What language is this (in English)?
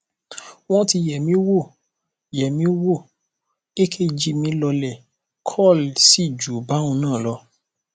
Yoruba